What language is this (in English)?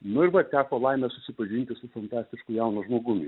Lithuanian